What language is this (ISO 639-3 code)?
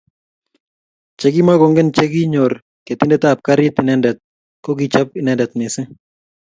kln